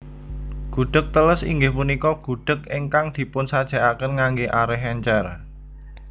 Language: Javanese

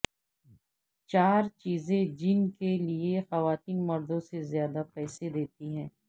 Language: Urdu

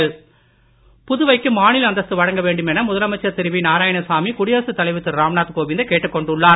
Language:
Tamil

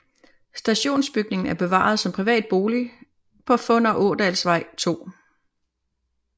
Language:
Danish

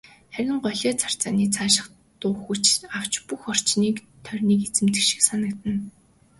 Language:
Mongolian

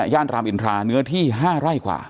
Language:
Thai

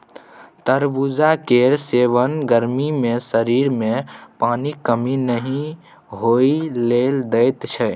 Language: Maithili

